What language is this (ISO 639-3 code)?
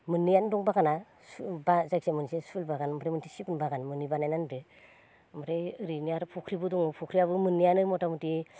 brx